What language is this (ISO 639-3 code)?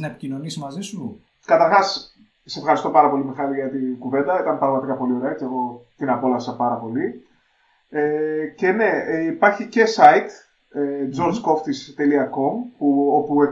ell